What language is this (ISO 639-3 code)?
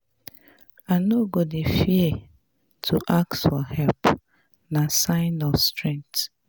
pcm